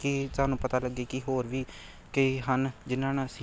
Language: Punjabi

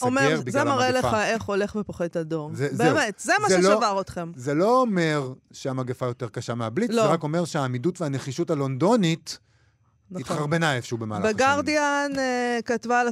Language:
Hebrew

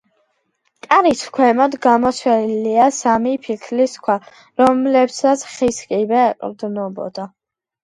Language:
Georgian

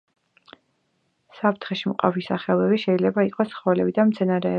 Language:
Georgian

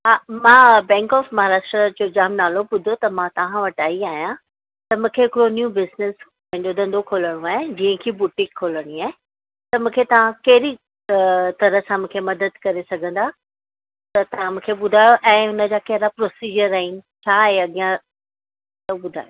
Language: Sindhi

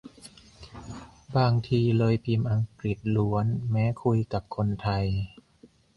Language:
Thai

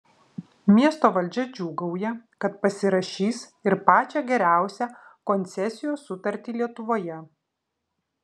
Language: Lithuanian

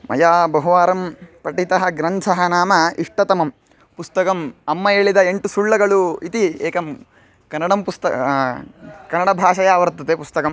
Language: Sanskrit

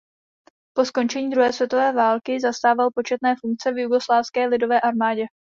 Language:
Czech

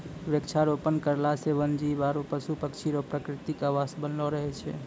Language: Maithili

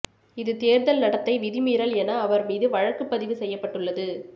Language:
Tamil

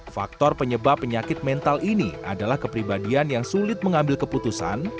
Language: Indonesian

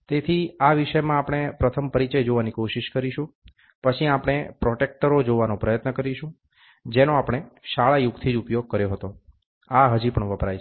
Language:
Gujarati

